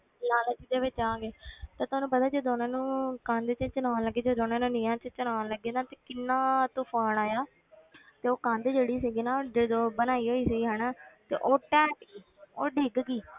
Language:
Punjabi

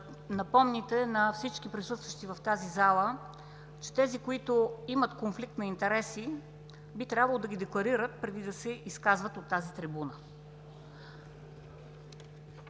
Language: Bulgarian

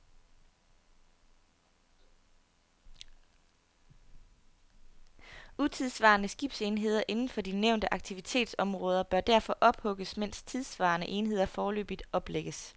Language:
Danish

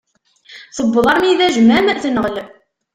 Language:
Kabyle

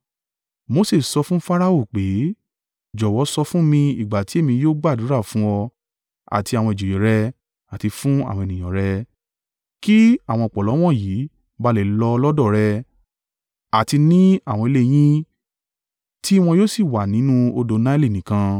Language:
Yoruba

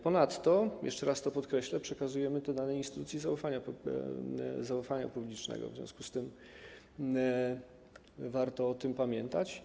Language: Polish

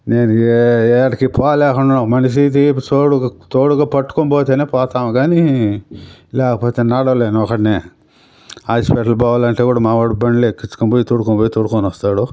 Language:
Telugu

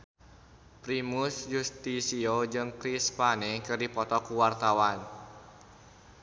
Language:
Sundanese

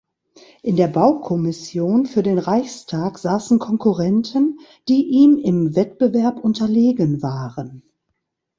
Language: German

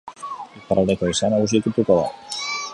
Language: Basque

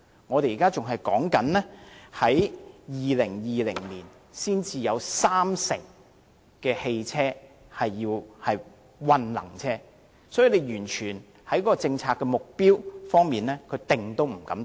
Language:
Cantonese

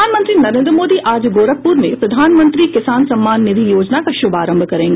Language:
Hindi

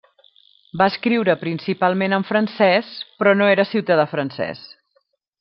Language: Catalan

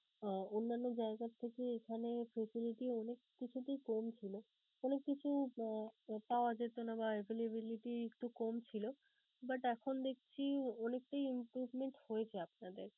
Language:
Bangla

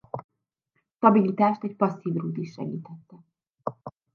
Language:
Hungarian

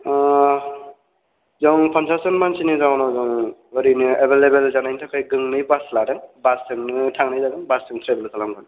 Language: Bodo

